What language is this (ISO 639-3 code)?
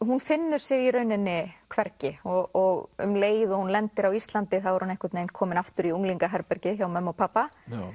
isl